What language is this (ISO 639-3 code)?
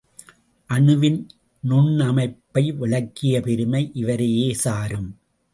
tam